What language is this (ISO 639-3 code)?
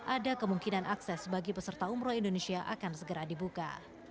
ind